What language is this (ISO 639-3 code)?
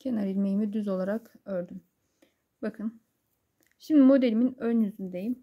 tur